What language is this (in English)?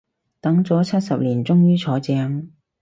Cantonese